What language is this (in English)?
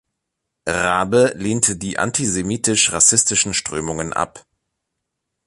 German